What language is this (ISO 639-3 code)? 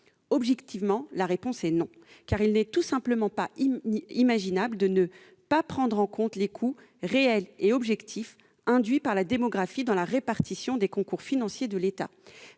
fra